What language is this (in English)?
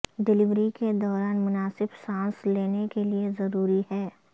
Urdu